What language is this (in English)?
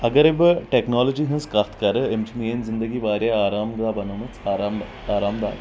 Kashmiri